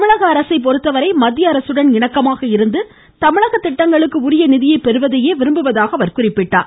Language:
Tamil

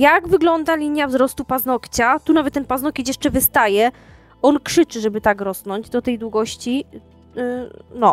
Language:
Polish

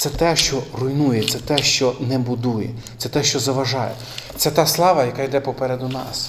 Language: Ukrainian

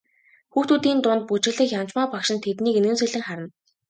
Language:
Mongolian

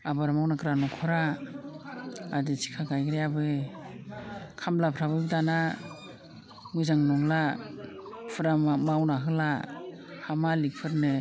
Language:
Bodo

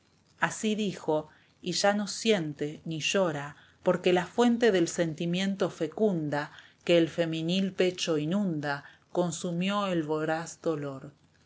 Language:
Spanish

